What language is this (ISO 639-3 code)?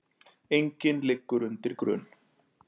isl